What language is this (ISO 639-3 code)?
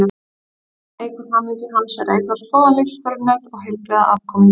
isl